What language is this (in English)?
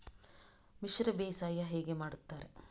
Kannada